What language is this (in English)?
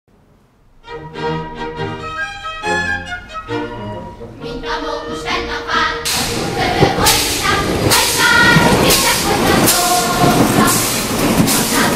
Polish